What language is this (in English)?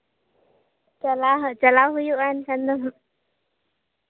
Santali